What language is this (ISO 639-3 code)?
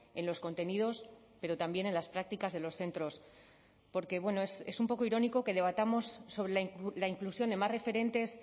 spa